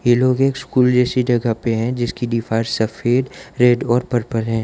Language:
Hindi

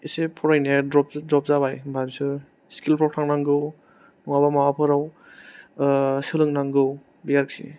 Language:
Bodo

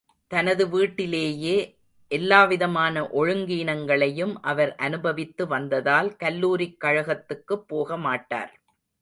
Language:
Tamil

